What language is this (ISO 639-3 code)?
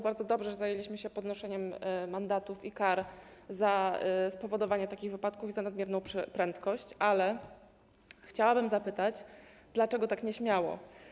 pol